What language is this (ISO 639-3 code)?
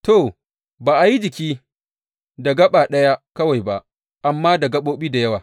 hau